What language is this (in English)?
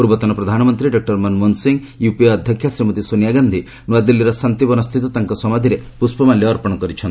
Odia